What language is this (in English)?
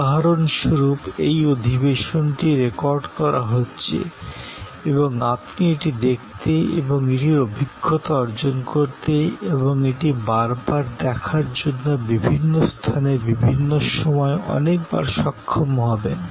Bangla